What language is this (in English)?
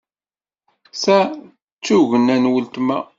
Kabyle